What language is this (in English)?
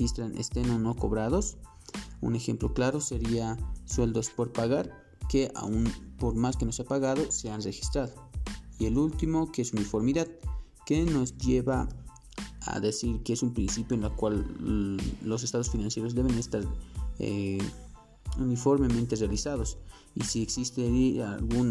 Spanish